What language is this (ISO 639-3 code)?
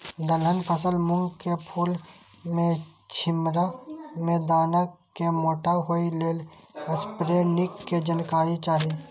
mai